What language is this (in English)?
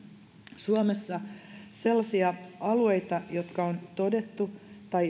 Finnish